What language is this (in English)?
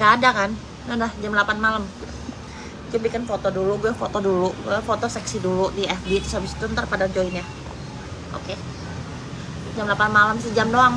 Indonesian